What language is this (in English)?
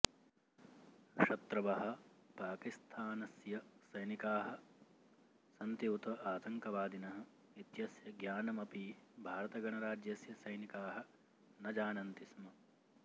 Sanskrit